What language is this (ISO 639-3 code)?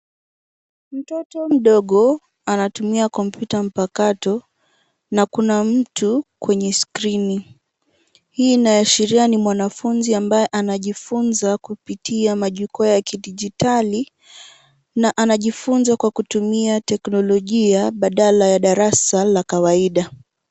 swa